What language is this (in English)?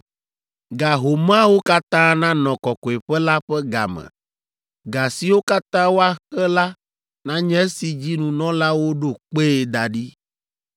Ewe